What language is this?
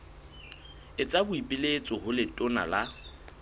Southern Sotho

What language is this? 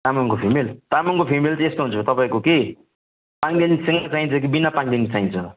Nepali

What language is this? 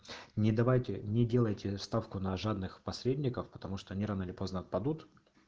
Russian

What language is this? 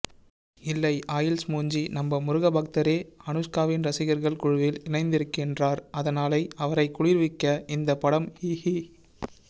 Tamil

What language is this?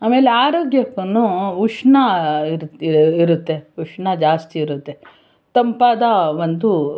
Kannada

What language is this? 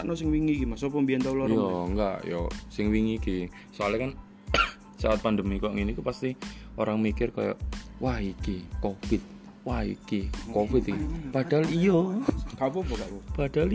Indonesian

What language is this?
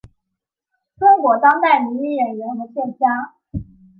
Chinese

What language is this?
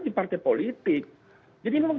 Indonesian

